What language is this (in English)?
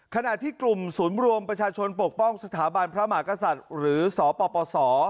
Thai